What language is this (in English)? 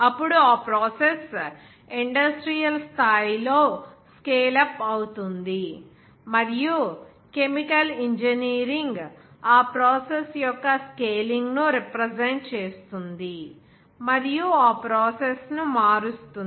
Telugu